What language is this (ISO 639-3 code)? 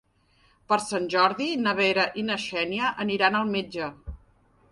cat